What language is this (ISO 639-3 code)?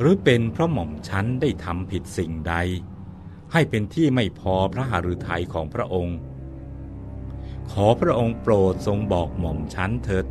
tha